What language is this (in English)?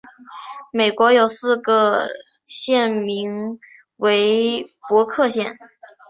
Chinese